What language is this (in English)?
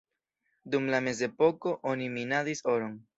Esperanto